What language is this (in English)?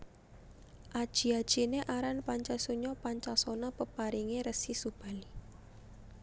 Javanese